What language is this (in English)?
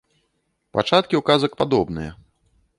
Belarusian